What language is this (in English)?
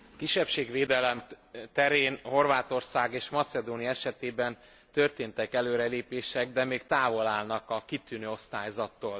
Hungarian